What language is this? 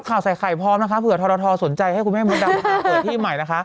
Thai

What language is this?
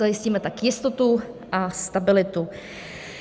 Czech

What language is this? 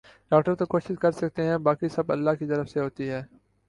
Urdu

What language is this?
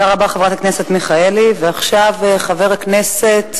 Hebrew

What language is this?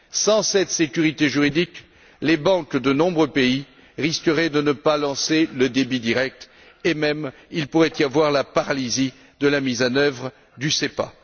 French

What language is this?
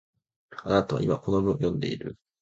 Japanese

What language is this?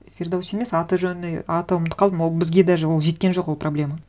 Kazakh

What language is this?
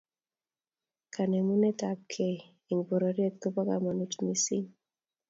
Kalenjin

